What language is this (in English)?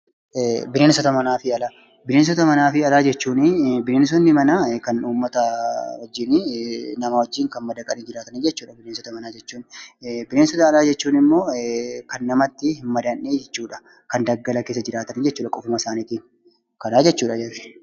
Oromo